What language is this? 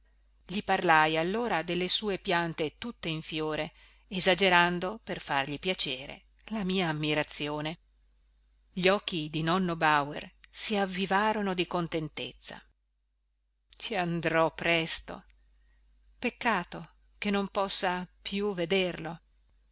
Italian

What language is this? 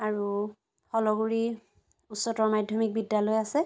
Assamese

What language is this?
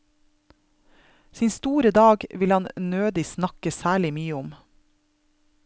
Norwegian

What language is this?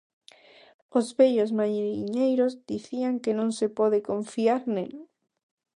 Galician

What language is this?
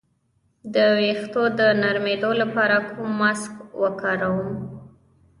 Pashto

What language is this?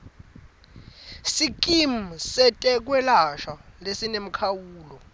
Swati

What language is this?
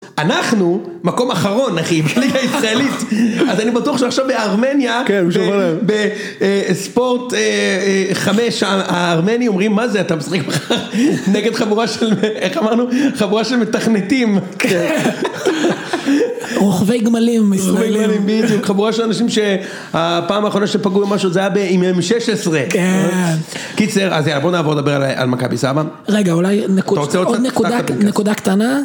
Hebrew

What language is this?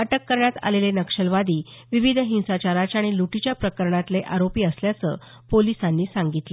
Marathi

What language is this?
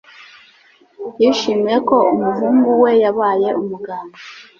Kinyarwanda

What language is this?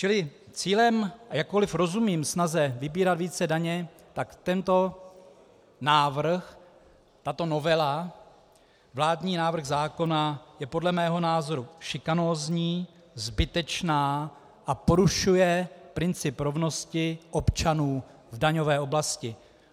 Czech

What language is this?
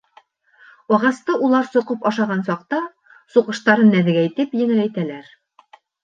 Bashkir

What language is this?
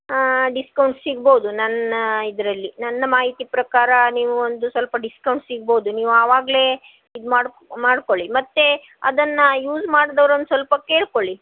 Kannada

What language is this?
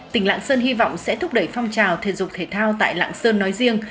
Vietnamese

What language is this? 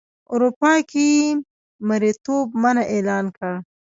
Pashto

